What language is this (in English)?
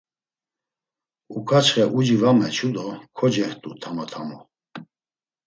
Laz